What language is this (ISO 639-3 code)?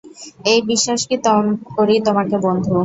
ben